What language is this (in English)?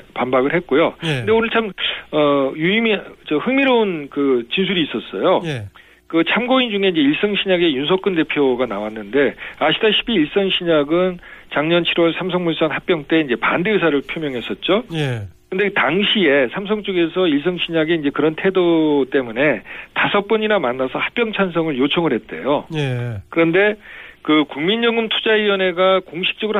Korean